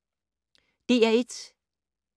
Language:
Danish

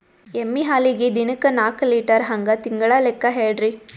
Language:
Kannada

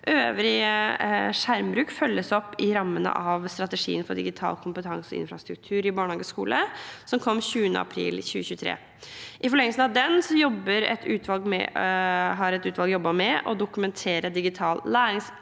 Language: Norwegian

